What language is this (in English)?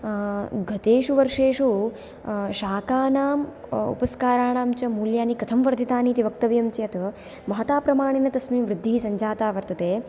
Sanskrit